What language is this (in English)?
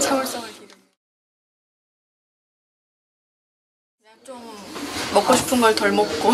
Korean